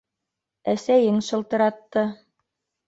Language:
Bashkir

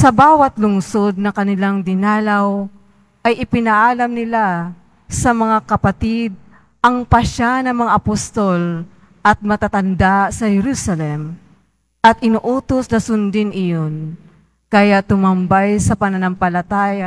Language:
Filipino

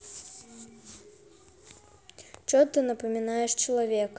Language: Russian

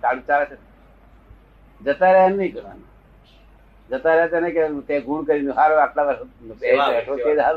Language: Gujarati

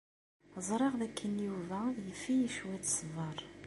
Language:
Kabyle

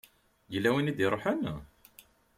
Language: Kabyle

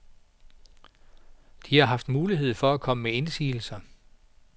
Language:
Danish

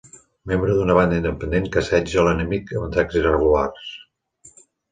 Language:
Catalan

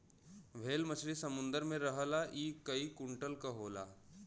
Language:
Bhojpuri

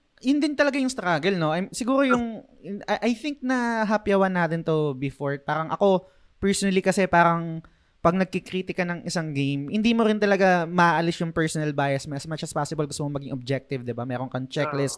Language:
Filipino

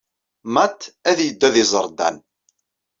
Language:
Kabyle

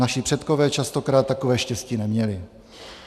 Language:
Czech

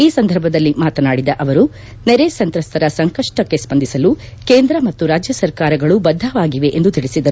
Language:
Kannada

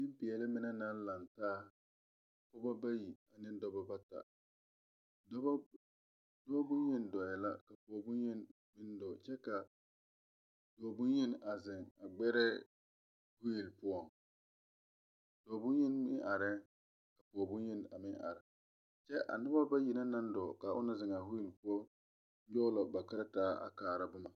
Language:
Southern Dagaare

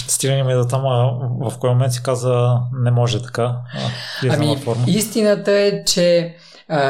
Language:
Bulgarian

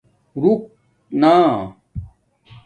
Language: Domaaki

